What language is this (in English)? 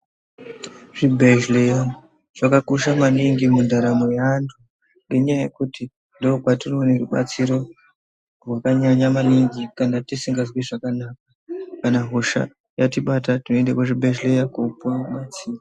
Ndau